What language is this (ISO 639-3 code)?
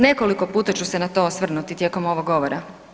hrv